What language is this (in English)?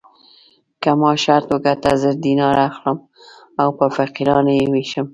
Pashto